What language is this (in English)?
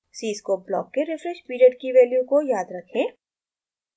Hindi